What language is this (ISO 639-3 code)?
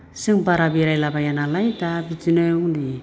brx